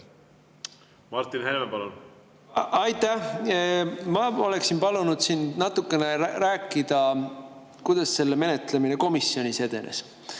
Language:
Estonian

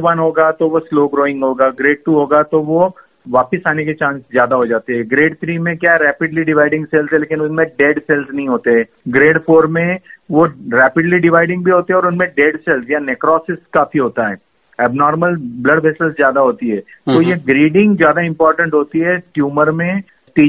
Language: Hindi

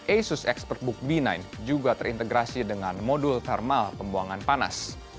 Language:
Indonesian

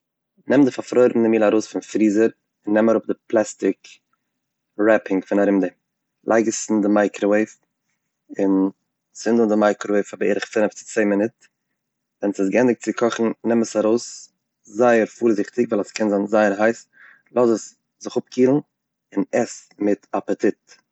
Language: Yiddish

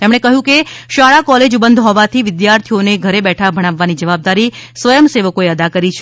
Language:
Gujarati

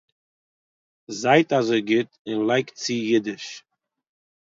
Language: Yiddish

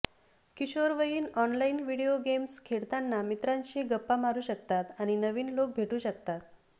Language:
Marathi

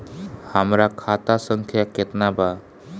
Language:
Bhojpuri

